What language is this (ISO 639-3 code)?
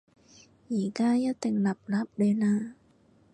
yue